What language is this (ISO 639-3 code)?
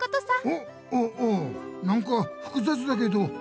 jpn